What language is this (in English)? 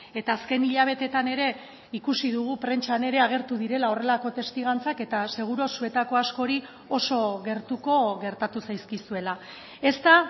Basque